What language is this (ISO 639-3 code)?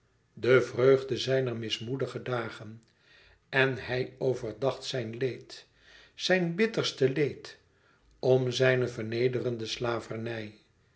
nld